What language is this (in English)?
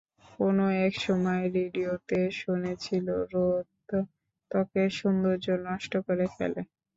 Bangla